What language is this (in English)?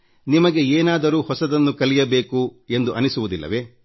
Kannada